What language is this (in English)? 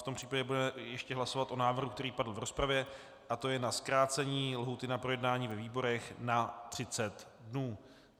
Czech